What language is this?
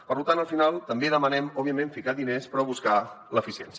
Catalan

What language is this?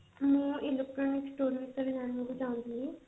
Odia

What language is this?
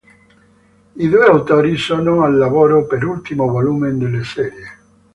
Italian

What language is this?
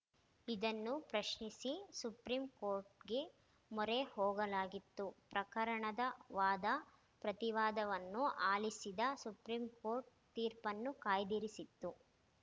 Kannada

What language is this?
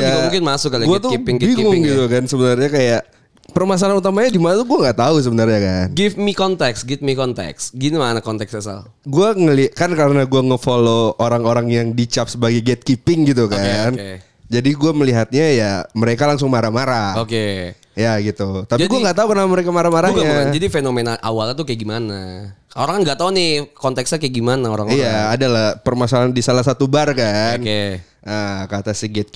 Indonesian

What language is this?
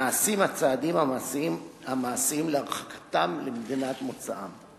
Hebrew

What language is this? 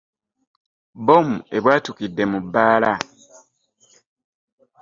Ganda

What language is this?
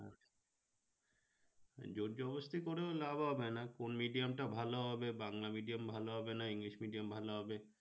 Bangla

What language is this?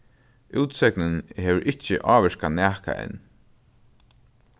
Faroese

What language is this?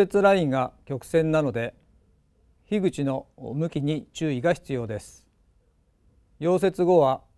Japanese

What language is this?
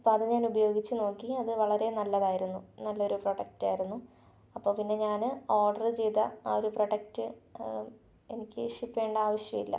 Malayalam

